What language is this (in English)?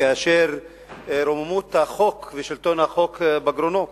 Hebrew